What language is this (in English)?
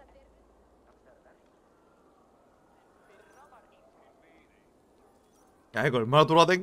Korean